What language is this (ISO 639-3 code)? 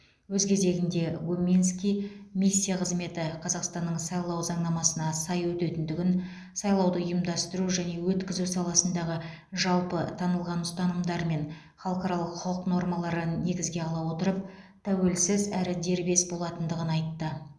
kaz